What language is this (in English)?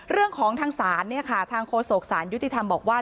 Thai